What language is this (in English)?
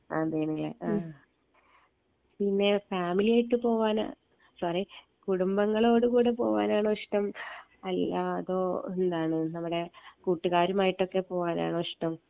Malayalam